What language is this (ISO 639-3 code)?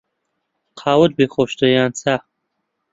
ckb